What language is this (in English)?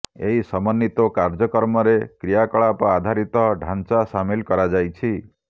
Odia